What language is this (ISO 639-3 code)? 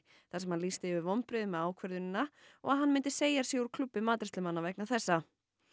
isl